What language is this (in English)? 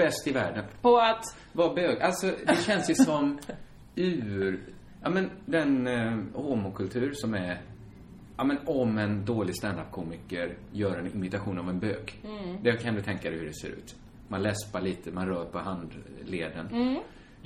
Swedish